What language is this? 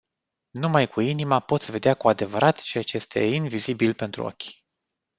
Romanian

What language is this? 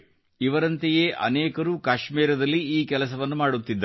Kannada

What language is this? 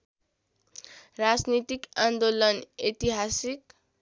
Nepali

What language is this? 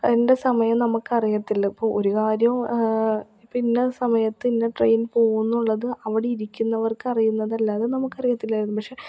Malayalam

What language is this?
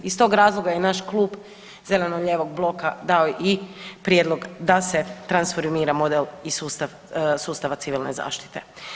Croatian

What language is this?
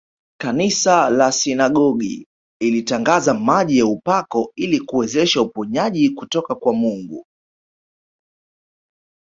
Swahili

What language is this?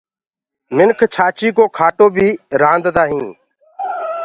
Gurgula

